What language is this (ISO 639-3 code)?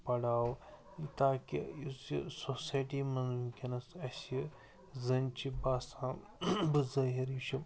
kas